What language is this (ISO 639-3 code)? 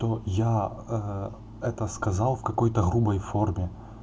rus